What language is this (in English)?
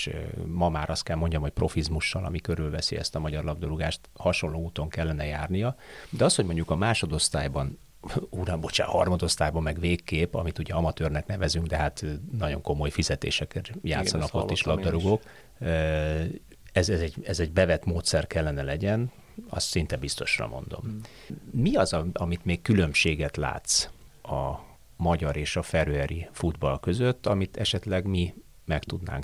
Hungarian